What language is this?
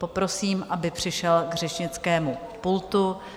Czech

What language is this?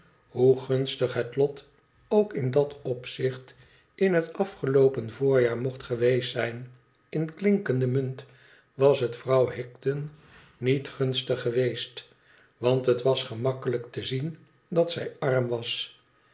Dutch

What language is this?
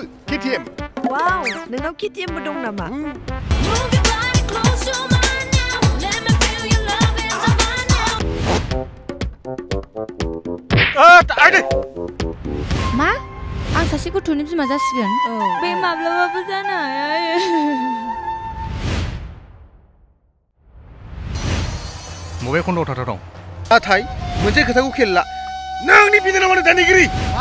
Korean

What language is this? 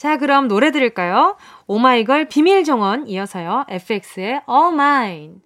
Korean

